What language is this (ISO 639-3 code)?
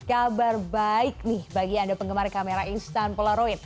ind